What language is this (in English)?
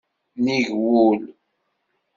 Kabyle